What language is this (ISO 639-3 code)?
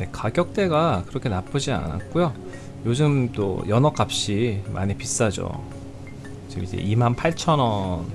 kor